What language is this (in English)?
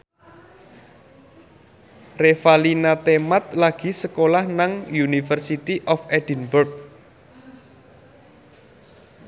Javanese